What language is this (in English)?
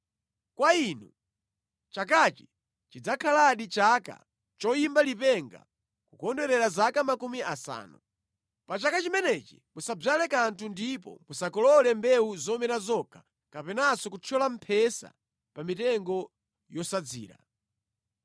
Nyanja